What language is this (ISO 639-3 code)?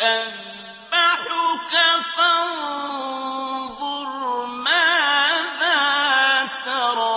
ara